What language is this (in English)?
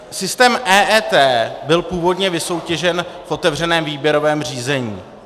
Czech